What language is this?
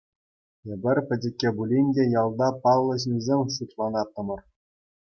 Chuvash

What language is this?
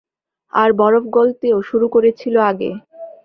Bangla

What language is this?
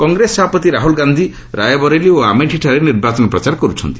Odia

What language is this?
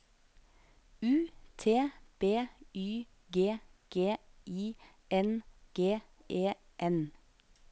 Norwegian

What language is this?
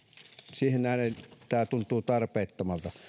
Finnish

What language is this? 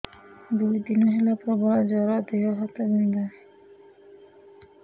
Odia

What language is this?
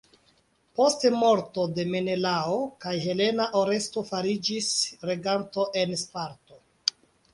Esperanto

